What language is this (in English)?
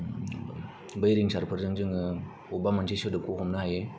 Bodo